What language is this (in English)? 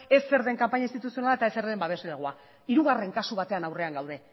Basque